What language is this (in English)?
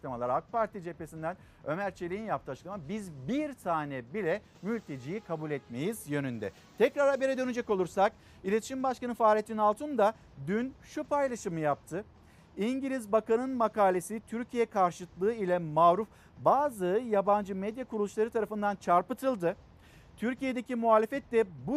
Turkish